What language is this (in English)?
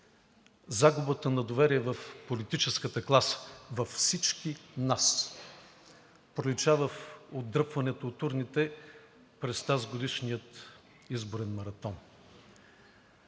Bulgarian